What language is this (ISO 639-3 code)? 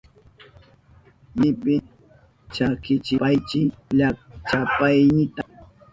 qup